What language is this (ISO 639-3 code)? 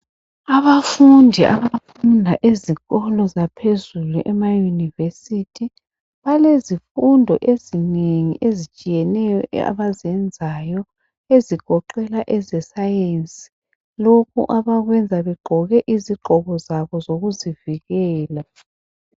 nde